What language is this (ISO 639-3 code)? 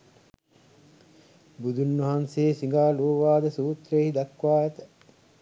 sin